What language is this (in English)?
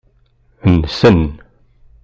Kabyle